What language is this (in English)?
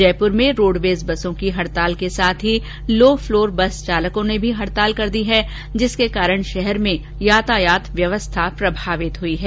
Hindi